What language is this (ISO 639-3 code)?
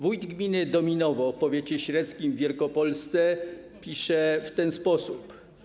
pol